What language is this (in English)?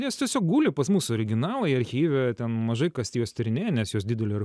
Lithuanian